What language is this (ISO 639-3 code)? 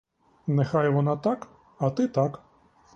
ukr